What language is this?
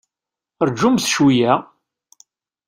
Kabyle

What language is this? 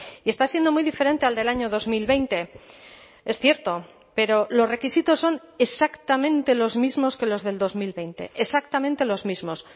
Spanish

